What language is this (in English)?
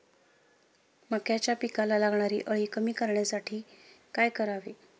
Marathi